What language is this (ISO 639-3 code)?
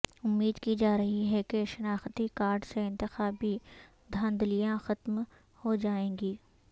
urd